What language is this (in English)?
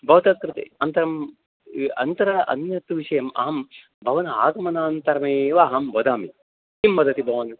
Sanskrit